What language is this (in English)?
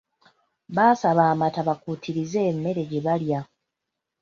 Ganda